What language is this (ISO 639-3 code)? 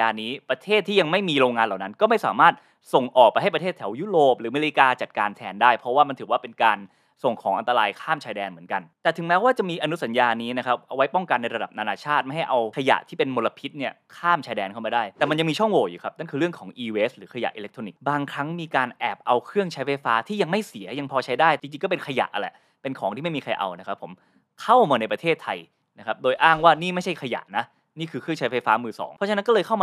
tha